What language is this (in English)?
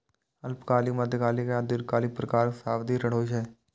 Maithili